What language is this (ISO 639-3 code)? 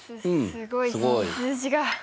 jpn